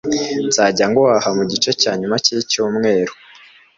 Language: Kinyarwanda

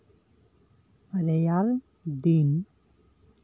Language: Santali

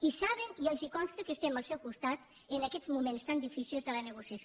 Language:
Catalan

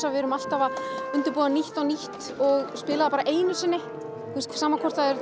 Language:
Icelandic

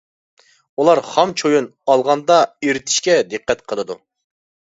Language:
Uyghur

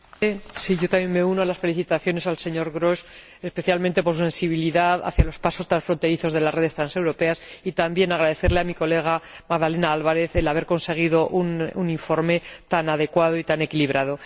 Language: Spanish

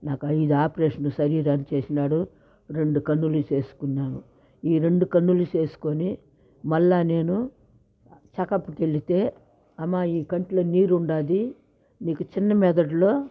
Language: Telugu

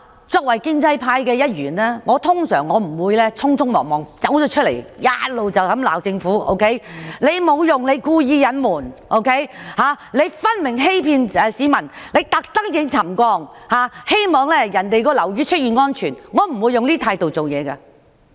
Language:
Cantonese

